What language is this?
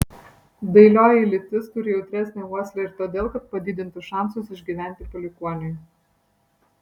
Lithuanian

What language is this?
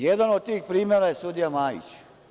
Serbian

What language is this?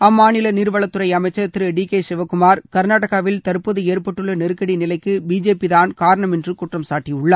Tamil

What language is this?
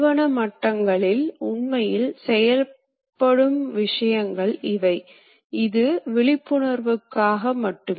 Tamil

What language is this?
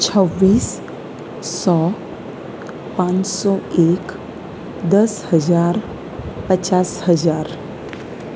Gujarati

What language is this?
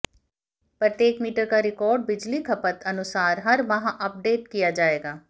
Hindi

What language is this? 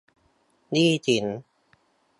Thai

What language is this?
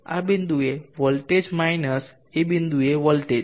Gujarati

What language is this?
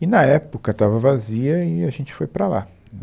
Portuguese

